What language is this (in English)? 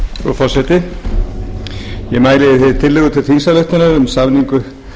Icelandic